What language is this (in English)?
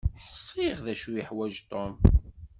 Kabyle